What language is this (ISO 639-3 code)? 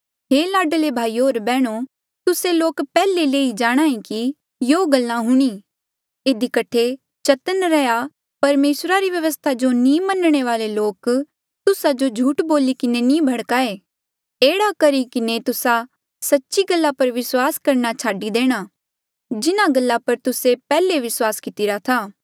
mjl